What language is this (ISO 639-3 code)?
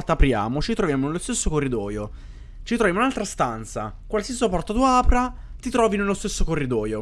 ita